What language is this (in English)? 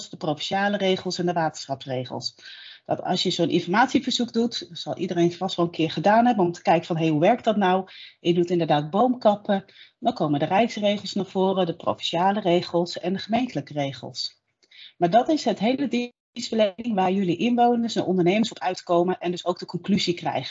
Dutch